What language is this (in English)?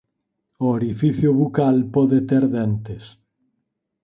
Galician